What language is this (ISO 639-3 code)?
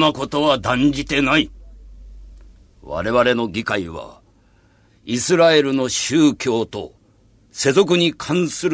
jpn